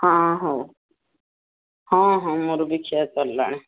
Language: Odia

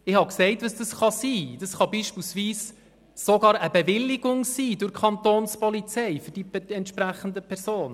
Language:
Swiss German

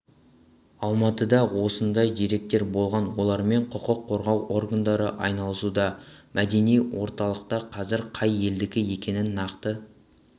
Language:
Kazakh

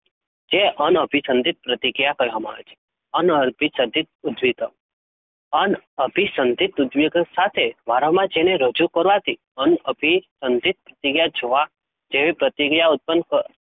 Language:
Gujarati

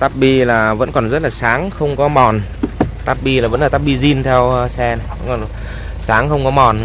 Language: Vietnamese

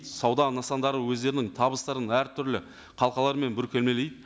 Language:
Kazakh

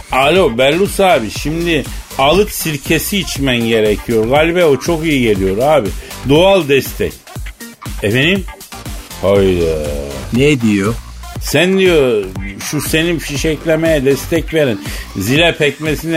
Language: Turkish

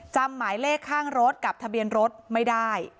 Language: Thai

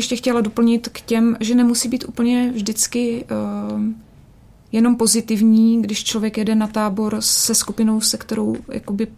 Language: Czech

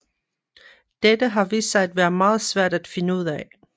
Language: Danish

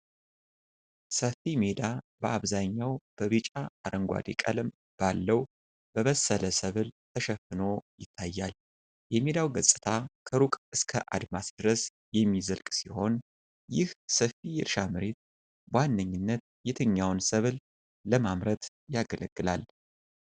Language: Amharic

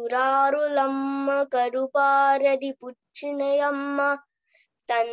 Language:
Telugu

